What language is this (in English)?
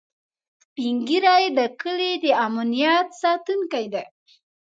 Pashto